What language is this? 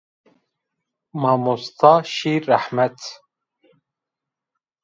Zaza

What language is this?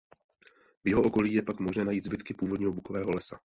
Czech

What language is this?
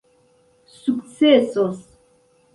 Esperanto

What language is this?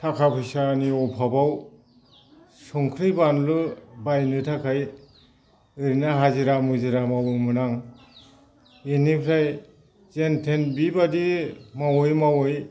Bodo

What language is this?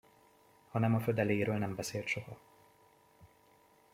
Hungarian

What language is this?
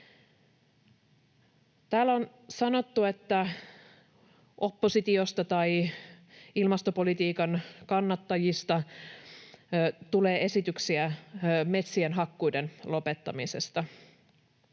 Finnish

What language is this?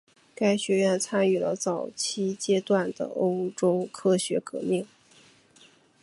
Chinese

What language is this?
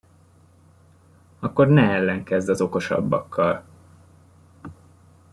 Hungarian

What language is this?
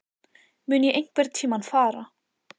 Icelandic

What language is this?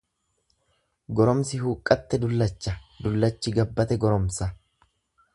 Oromo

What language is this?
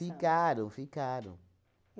Portuguese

